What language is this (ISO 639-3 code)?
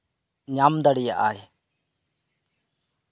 sat